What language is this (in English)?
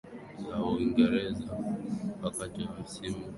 Swahili